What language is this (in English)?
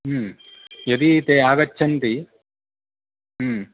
Sanskrit